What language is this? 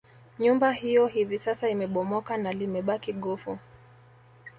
Swahili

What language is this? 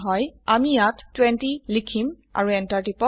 Assamese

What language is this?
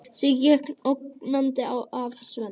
Icelandic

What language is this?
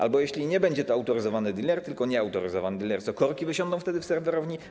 Polish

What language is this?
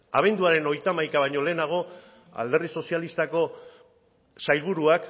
Basque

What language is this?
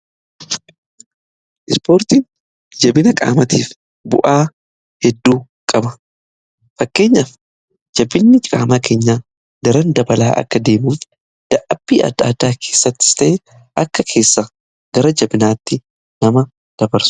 Oromo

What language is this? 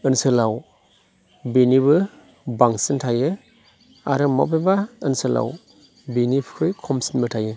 Bodo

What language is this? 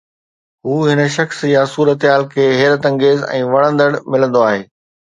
Sindhi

